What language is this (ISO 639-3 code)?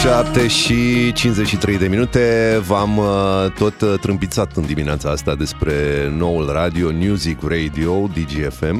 ron